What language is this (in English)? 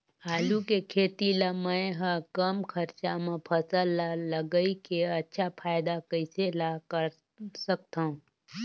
Chhattisgarhi